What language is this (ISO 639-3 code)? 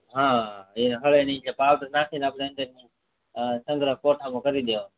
guj